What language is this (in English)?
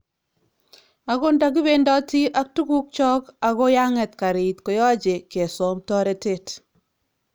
Kalenjin